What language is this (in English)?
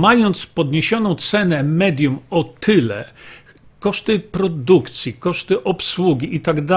Polish